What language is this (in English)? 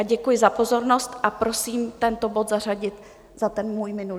Czech